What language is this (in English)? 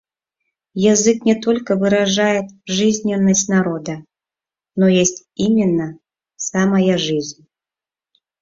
Mari